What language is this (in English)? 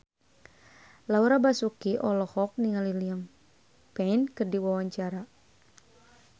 Sundanese